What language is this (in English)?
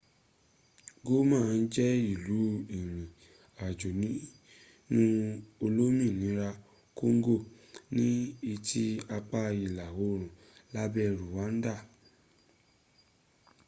Yoruba